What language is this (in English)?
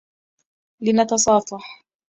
Arabic